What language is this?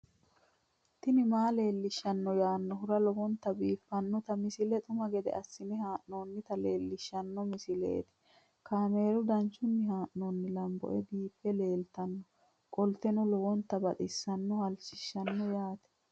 Sidamo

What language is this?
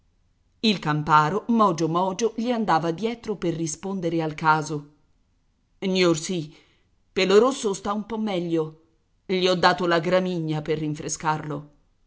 Italian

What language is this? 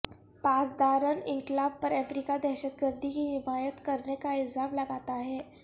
Urdu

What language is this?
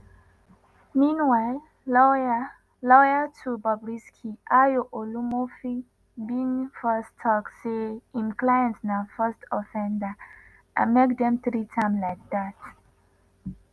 Nigerian Pidgin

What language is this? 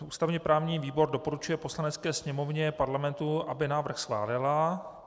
Czech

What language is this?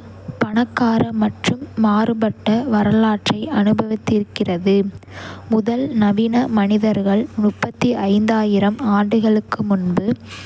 Kota (India)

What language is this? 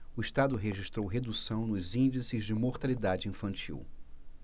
Portuguese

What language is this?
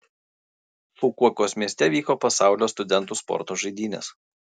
Lithuanian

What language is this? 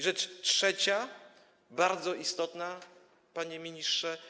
Polish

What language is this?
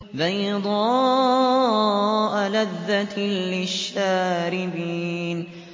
Arabic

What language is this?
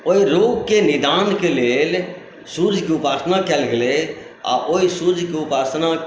Maithili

